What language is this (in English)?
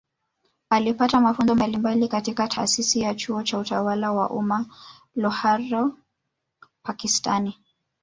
Swahili